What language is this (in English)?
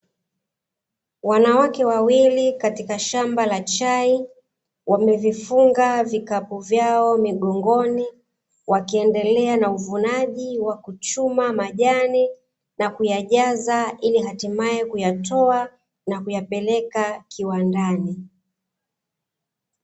Swahili